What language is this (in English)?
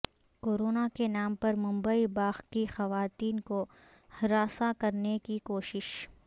Urdu